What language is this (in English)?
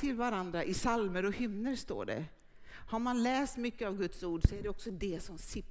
Swedish